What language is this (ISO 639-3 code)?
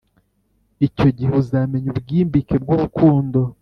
kin